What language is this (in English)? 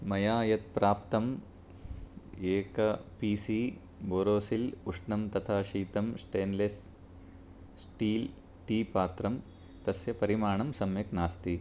Sanskrit